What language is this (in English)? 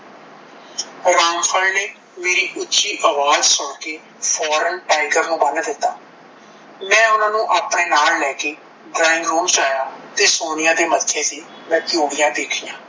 Punjabi